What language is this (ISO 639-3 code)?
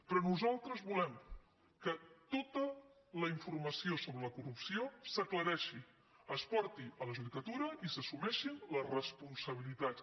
cat